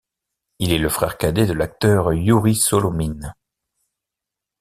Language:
French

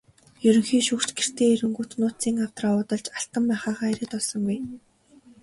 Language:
Mongolian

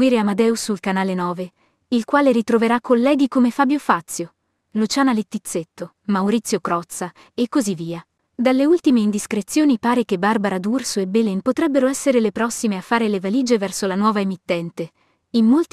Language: Italian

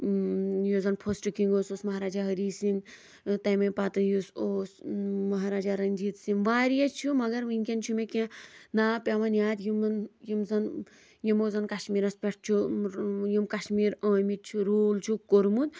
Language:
Kashmiri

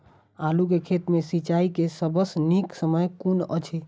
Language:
Maithili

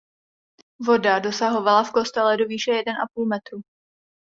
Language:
Czech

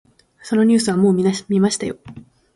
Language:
Japanese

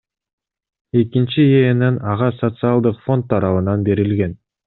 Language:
Kyrgyz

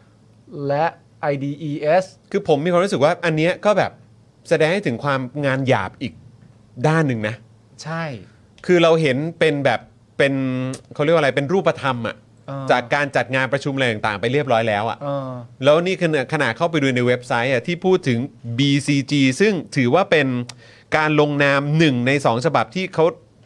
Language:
Thai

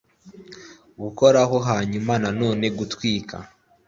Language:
Kinyarwanda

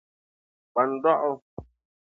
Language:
Dagbani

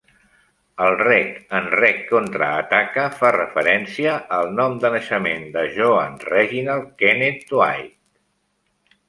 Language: Catalan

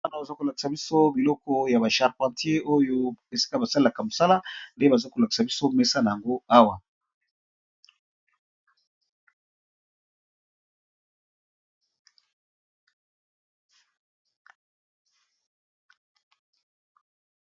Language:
Lingala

